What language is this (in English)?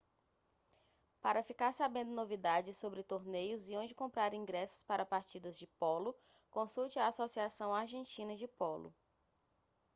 Portuguese